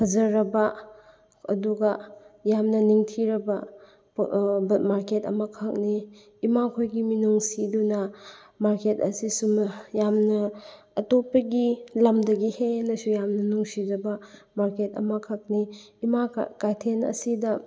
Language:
Manipuri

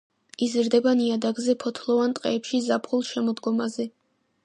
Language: Georgian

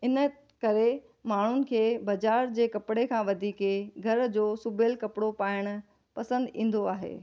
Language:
Sindhi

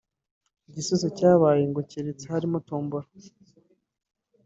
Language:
Kinyarwanda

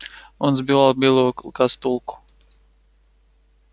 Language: Russian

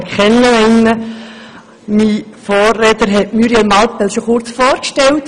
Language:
Swiss German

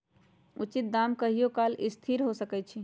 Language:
Magahi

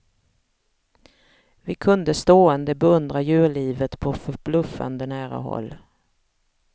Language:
Swedish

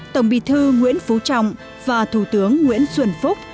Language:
Vietnamese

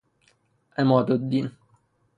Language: Persian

